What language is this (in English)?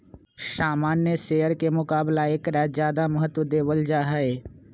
Magahi